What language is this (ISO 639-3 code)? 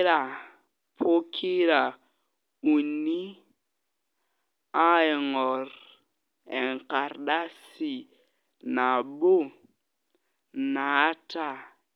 mas